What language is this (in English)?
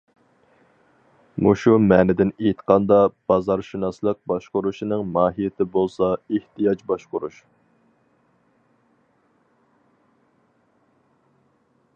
Uyghur